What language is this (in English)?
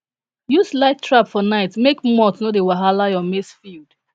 Nigerian Pidgin